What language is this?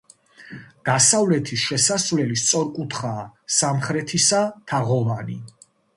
Georgian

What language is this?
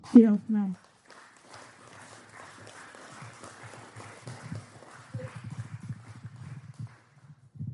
Welsh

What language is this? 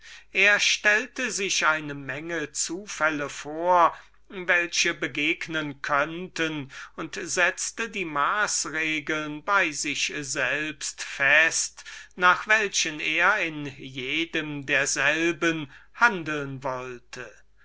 German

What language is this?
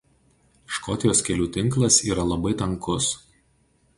Lithuanian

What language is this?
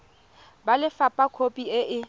Tswana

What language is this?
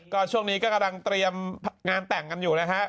Thai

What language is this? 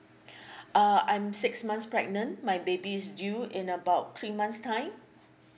English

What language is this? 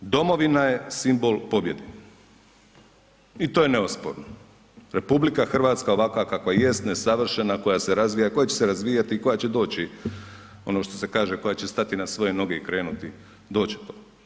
Croatian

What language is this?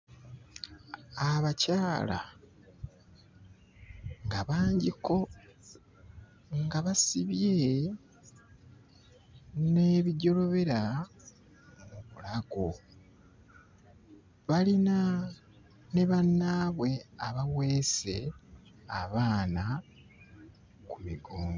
Ganda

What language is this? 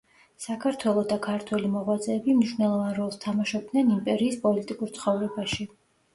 Georgian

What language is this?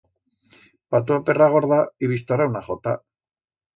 Aragonese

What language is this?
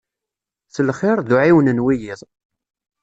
Kabyle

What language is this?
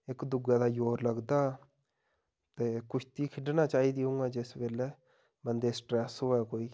Dogri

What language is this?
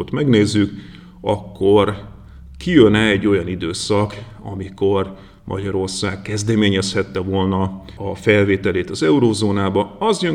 Hungarian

